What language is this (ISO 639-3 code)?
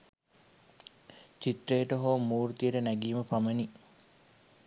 sin